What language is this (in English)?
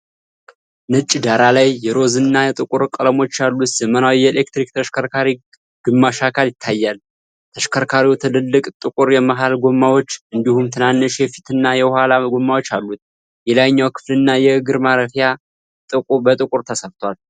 Amharic